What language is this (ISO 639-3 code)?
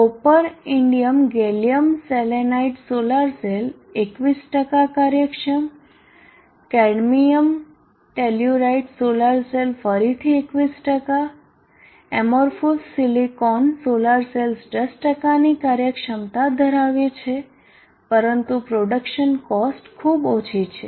guj